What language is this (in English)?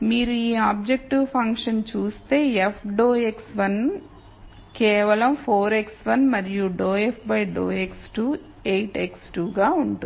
Telugu